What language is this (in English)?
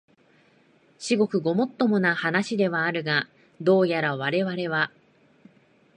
Japanese